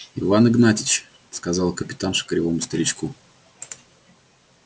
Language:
Russian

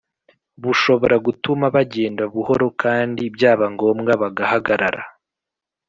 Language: Kinyarwanda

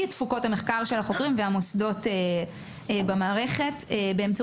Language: Hebrew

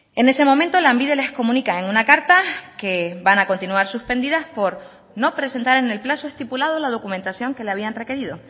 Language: Spanish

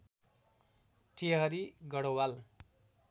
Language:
Nepali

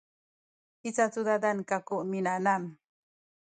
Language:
Sakizaya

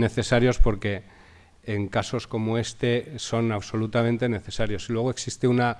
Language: Spanish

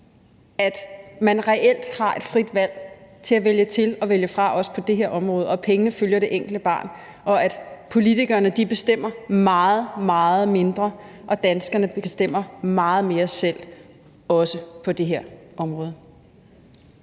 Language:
Danish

